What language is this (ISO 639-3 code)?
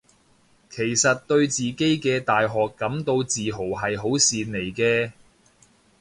yue